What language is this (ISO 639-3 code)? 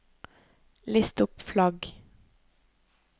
nor